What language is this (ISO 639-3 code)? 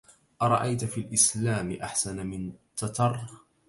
ara